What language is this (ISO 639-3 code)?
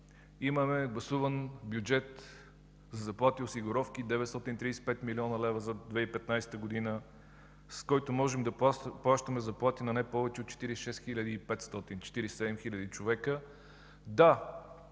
bul